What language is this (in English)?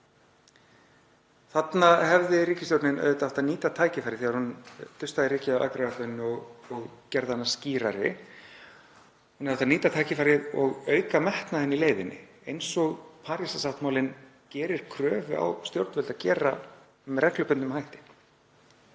Icelandic